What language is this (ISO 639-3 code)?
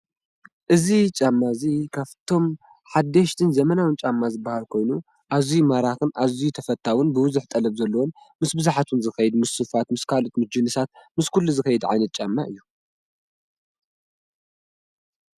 tir